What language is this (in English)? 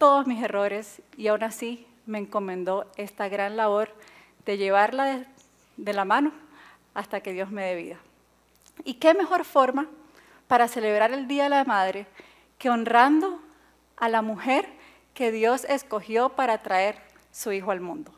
Spanish